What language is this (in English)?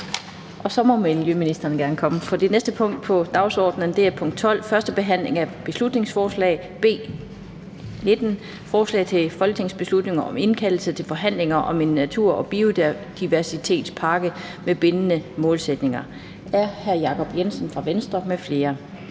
Danish